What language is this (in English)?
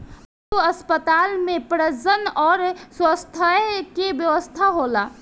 Bhojpuri